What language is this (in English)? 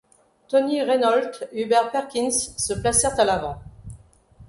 French